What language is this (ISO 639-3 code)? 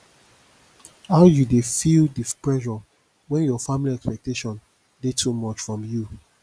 pcm